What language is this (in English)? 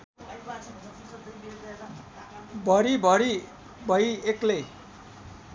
Nepali